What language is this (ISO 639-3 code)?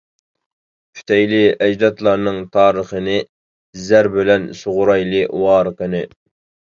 uig